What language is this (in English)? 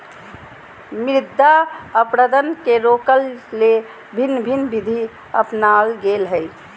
Magahi